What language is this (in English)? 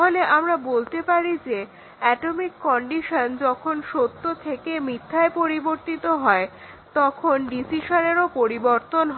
Bangla